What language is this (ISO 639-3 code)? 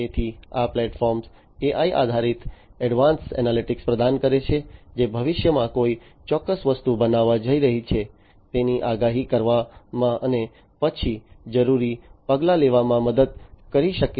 guj